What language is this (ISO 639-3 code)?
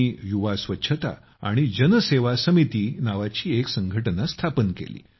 mar